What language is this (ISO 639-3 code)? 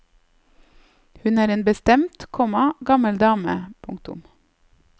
nor